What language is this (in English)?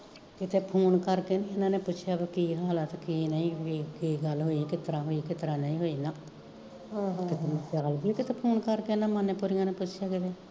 Punjabi